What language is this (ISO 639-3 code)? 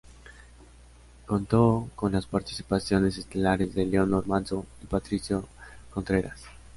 spa